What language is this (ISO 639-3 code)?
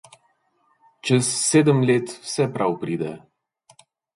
slv